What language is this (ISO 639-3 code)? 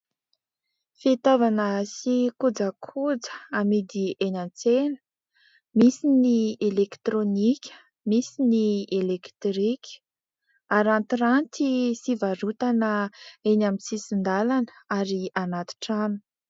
mlg